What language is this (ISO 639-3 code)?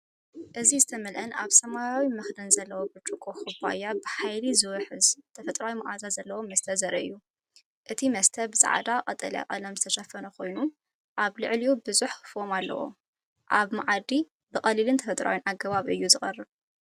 tir